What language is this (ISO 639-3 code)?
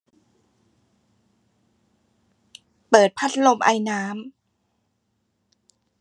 tha